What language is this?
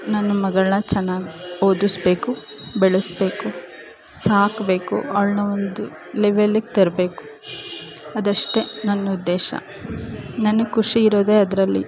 Kannada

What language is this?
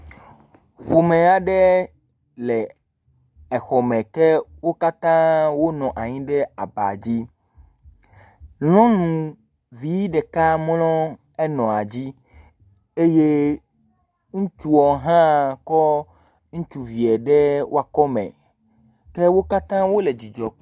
Ewe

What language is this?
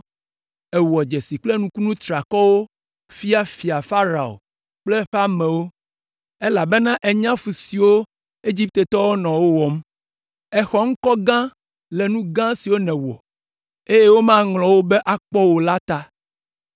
Ewe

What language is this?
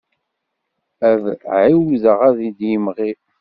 Kabyle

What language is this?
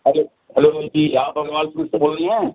Urdu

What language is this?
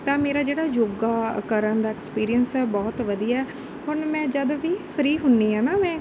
Punjabi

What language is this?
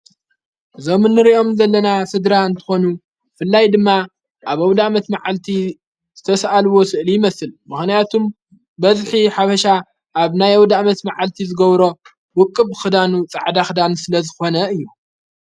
Tigrinya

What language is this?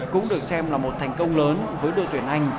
Vietnamese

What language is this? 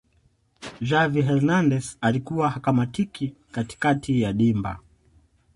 Swahili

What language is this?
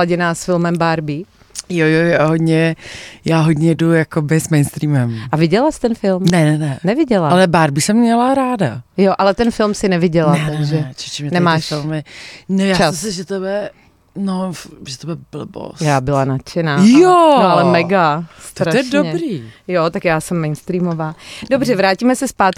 Czech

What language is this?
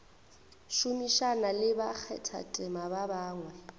Northern Sotho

